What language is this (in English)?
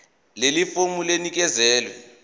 Zulu